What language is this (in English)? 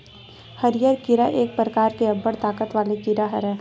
Chhattisgarhi